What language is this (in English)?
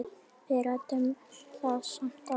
Icelandic